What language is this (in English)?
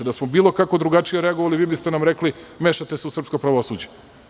Serbian